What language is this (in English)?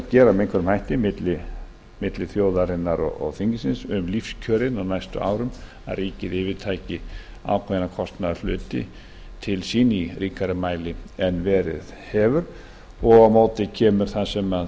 Icelandic